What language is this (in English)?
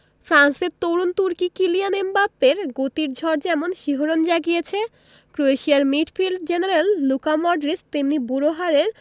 Bangla